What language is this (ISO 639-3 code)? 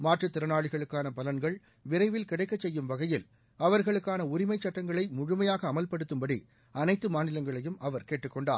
tam